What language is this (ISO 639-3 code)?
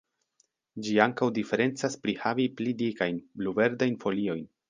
epo